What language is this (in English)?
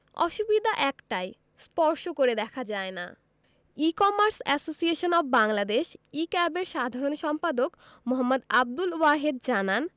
Bangla